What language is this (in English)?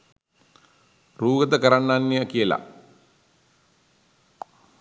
Sinhala